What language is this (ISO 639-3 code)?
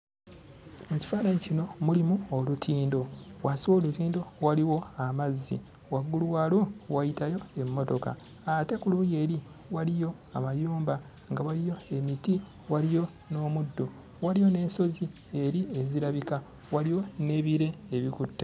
lug